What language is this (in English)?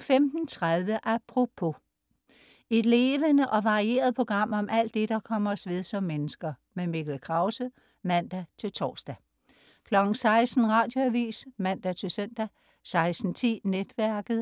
Danish